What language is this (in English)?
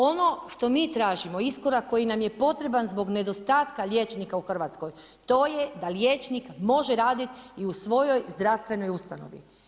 Croatian